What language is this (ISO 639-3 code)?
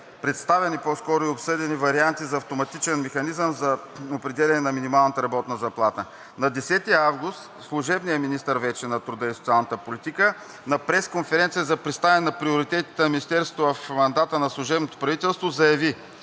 bul